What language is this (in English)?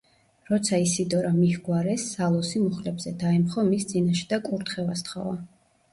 Georgian